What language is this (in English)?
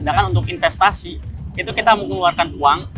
Indonesian